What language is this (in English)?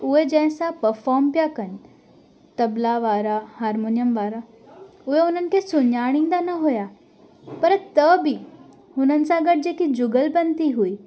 Sindhi